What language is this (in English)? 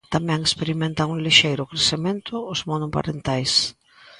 Galician